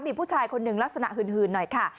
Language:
Thai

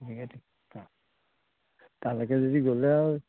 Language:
Assamese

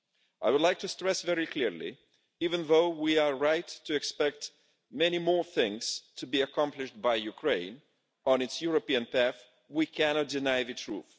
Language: English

